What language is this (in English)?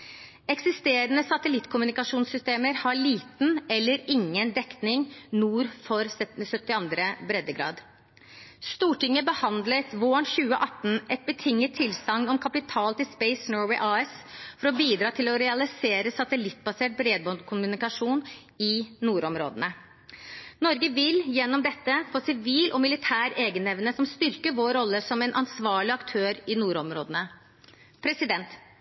Norwegian Bokmål